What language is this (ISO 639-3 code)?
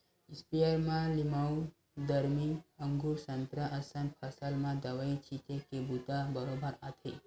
hne